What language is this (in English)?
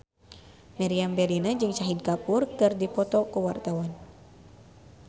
Sundanese